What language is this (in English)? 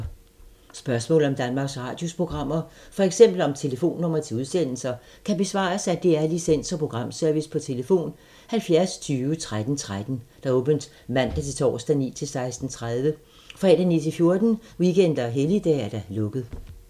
Danish